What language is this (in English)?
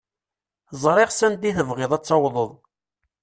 Kabyle